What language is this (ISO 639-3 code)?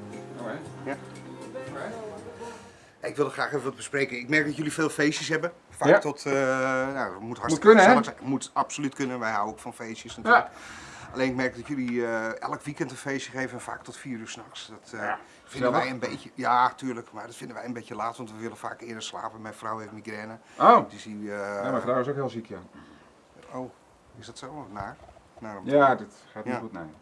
nld